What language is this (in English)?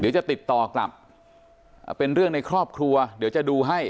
Thai